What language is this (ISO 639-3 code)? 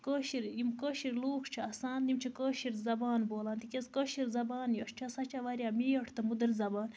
kas